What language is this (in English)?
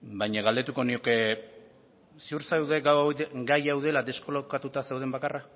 Basque